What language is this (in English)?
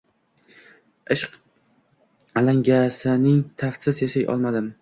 Uzbek